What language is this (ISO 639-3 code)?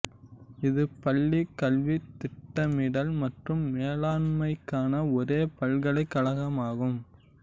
tam